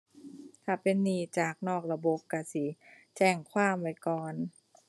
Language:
Thai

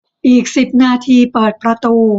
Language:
Thai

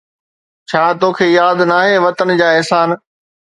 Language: Sindhi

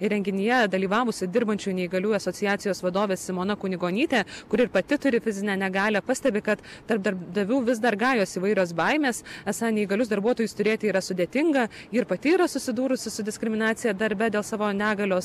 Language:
Lithuanian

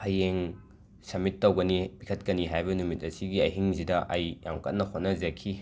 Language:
Manipuri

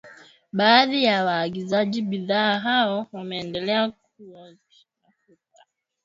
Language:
Swahili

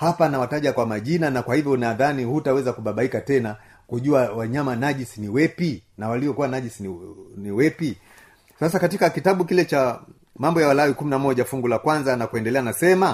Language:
Swahili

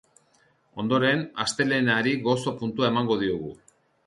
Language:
Basque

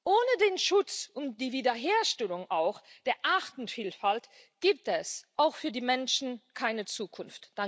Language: German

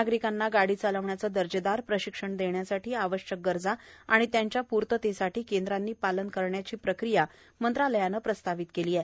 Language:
Marathi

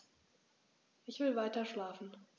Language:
German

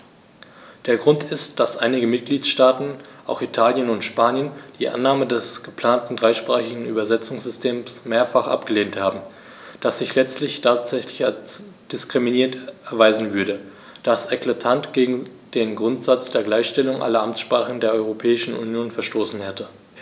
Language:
German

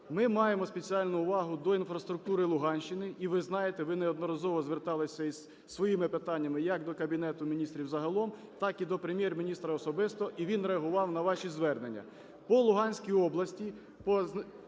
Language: Ukrainian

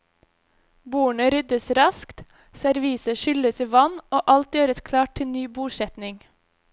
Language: Norwegian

